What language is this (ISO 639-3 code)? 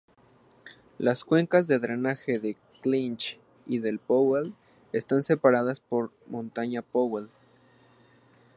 spa